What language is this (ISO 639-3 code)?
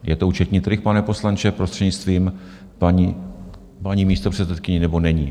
ces